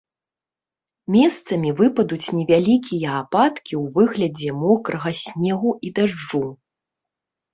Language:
Belarusian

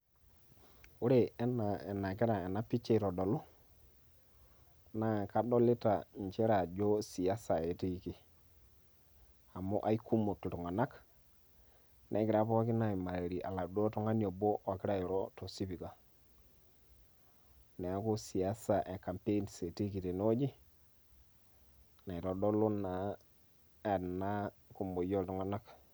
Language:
Masai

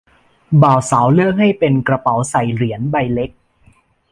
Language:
Thai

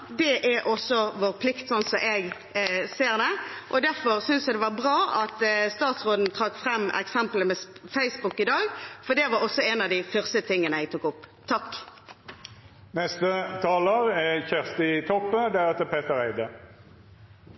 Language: Norwegian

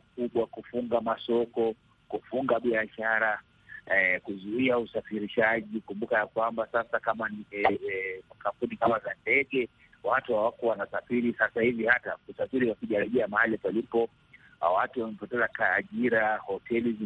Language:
Swahili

